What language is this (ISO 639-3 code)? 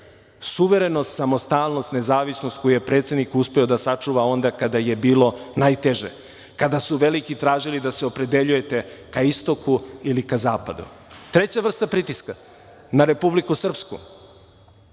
srp